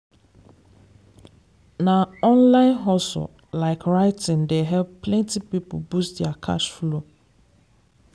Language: Nigerian Pidgin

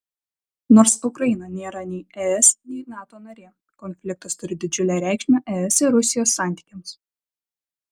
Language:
Lithuanian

